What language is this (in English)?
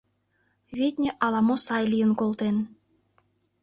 Mari